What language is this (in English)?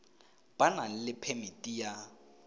Tswana